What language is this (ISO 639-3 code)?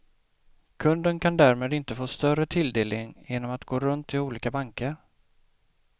swe